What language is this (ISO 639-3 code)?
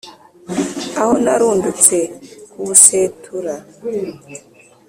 kin